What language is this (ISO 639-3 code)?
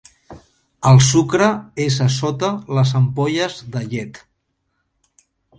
cat